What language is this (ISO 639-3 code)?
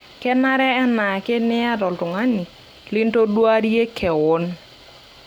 mas